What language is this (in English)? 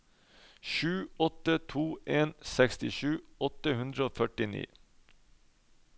Norwegian